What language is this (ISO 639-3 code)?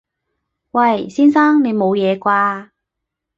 yue